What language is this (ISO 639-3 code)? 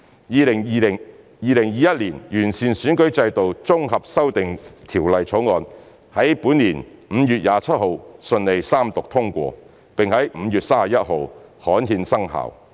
yue